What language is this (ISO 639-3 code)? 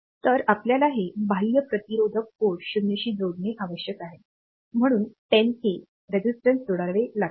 mar